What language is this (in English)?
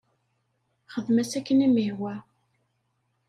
Kabyle